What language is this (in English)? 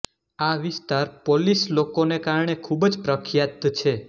Gujarati